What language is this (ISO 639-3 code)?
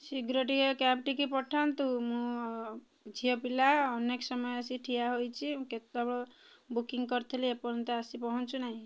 ori